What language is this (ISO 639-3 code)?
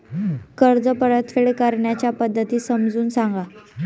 mar